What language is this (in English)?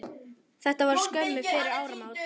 Icelandic